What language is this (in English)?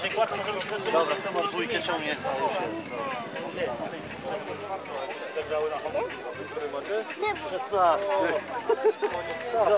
Polish